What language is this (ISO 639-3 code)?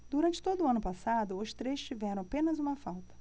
por